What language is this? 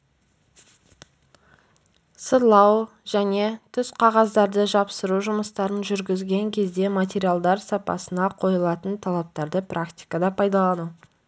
Kazakh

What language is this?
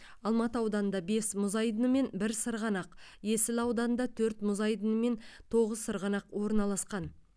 Kazakh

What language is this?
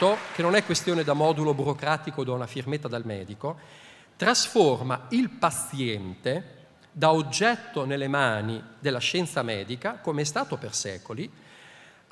Italian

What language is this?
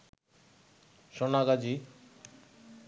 Bangla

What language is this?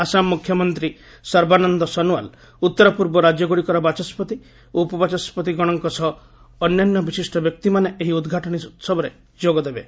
Odia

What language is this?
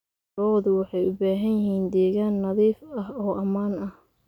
Somali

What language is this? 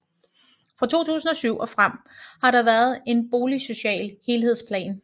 Danish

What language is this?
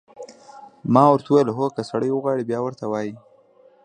Pashto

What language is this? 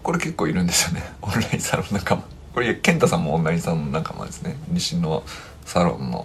Japanese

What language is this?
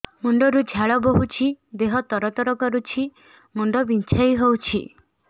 Odia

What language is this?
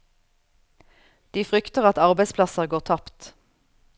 Norwegian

